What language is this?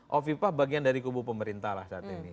Indonesian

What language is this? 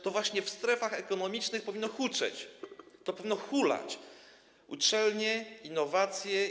Polish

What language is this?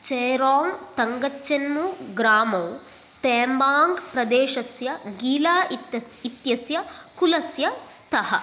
Sanskrit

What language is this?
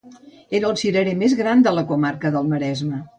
Catalan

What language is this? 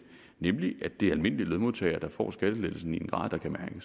Danish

